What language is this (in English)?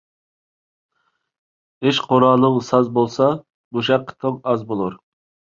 Uyghur